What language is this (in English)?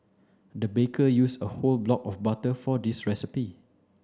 English